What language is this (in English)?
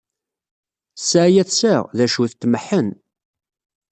Kabyle